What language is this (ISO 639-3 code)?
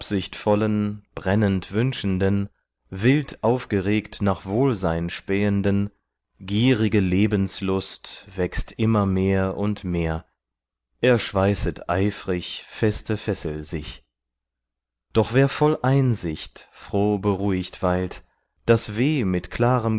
deu